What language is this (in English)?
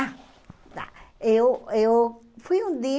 Portuguese